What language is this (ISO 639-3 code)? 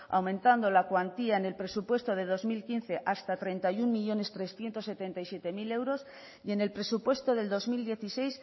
spa